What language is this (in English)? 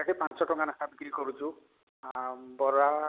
Odia